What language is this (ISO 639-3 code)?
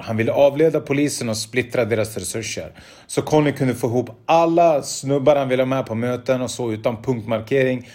swe